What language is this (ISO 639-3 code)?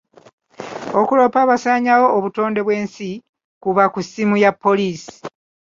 lug